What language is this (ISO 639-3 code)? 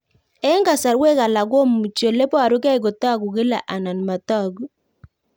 kln